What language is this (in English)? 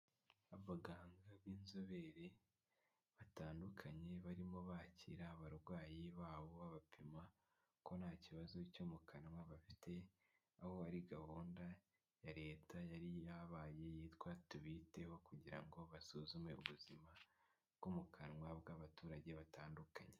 Kinyarwanda